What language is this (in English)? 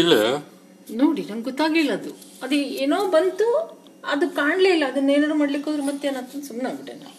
Kannada